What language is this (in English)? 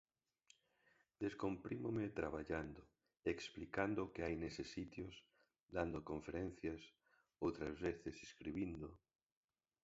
Galician